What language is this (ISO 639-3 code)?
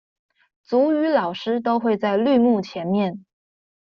zho